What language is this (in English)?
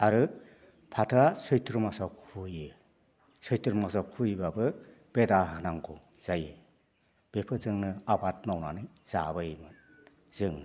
Bodo